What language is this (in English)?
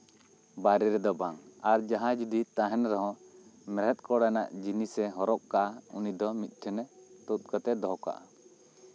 Santali